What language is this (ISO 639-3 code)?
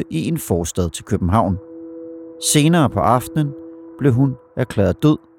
dan